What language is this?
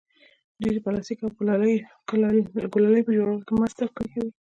Pashto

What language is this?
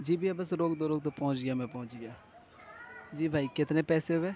Urdu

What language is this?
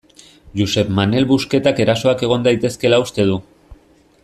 Basque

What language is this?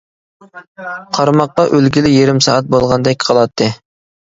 Uyghur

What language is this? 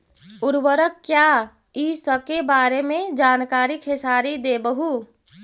Magahi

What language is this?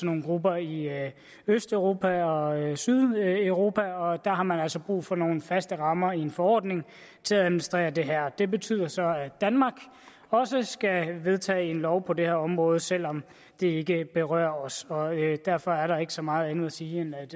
Danish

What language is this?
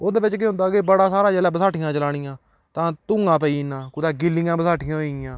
Dogri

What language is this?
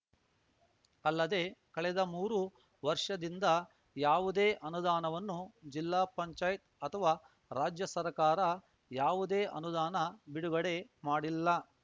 Kannada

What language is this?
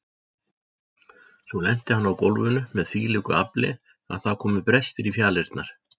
Icelandic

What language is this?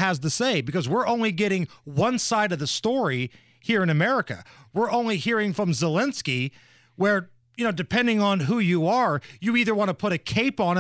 English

